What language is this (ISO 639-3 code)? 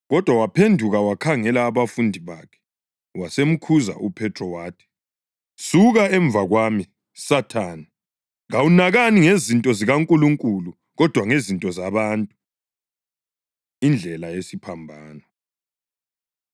nde